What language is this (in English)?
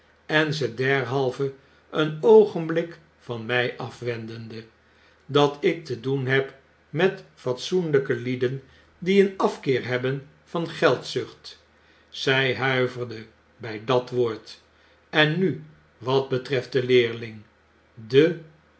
Dutch